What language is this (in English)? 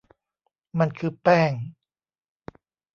Thai